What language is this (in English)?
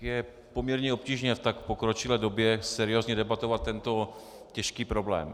Czech